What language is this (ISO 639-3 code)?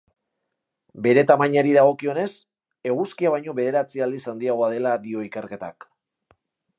eus